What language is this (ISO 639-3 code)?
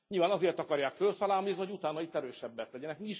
hun